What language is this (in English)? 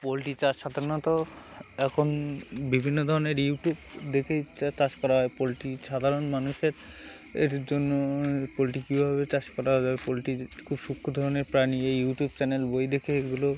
Bangla